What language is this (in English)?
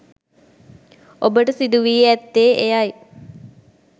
Sinhala